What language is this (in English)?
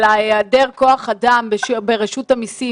Hebrew